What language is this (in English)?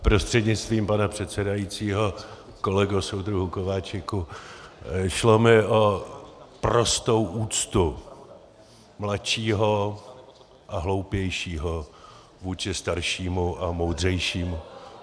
Czech